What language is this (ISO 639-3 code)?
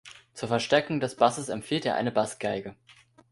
deu